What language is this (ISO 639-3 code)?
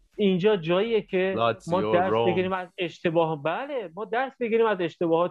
fas